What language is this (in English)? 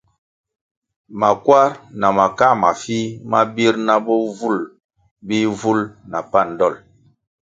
Kwasio